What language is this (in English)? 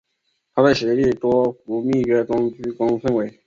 Chinese